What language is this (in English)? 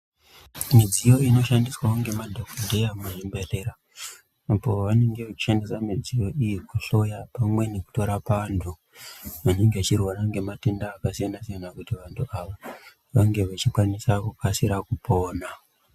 Ndau